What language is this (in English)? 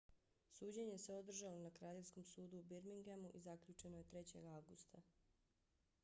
Bosnian